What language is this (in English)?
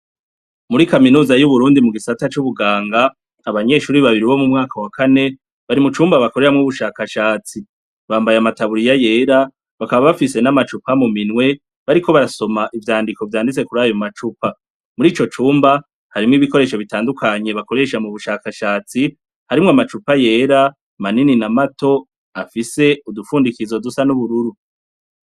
Rundi